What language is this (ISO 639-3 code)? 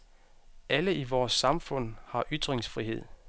dan